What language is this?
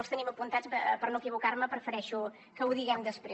Catalan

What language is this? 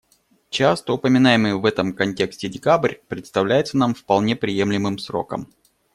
Russian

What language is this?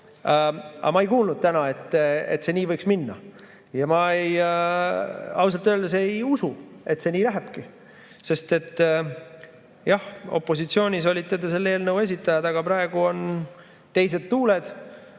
Estonian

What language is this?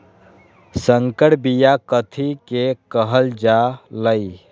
Magahi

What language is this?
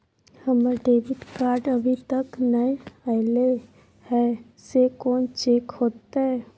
Maithili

